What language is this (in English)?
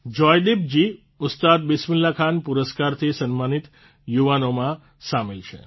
Gujarati